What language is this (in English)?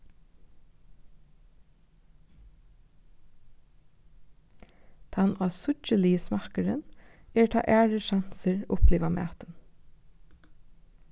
Faroese